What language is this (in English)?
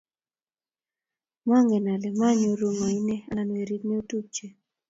Kalenjin